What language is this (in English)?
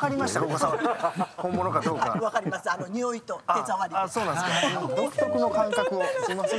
Japanese